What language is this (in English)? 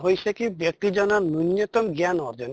Assamese